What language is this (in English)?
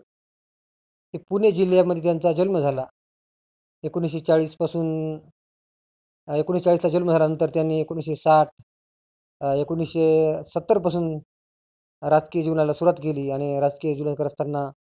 Marathi